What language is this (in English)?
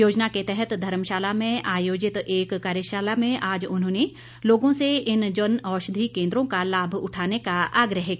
Hindi